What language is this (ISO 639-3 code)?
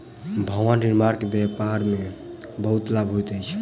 mai